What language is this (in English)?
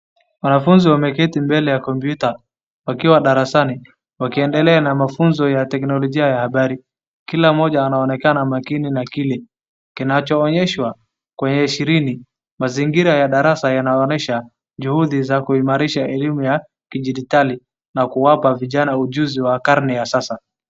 Swahili